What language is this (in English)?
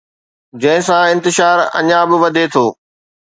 Sindhi